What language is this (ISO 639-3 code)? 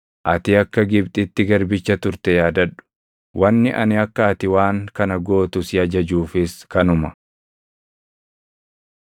orm